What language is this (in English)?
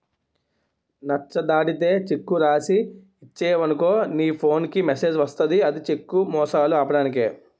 Telugu